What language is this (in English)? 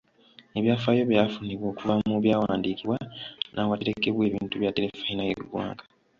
Ganda